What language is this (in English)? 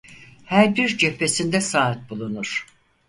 Turkish